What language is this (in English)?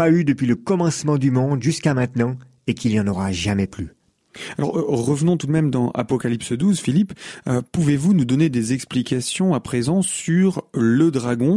French